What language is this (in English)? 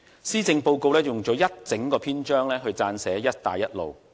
Cantonese